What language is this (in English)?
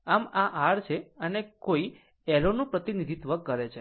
Gujarati